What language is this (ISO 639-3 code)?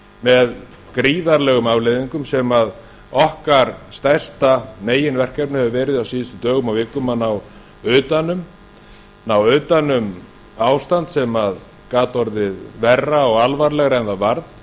isl